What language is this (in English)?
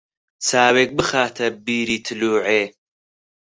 Central Kurdish